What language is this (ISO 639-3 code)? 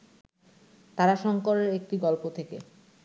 ben